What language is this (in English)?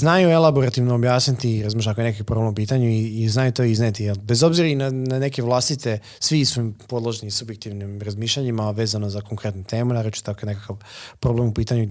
Croatian